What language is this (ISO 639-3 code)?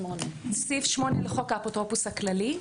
heb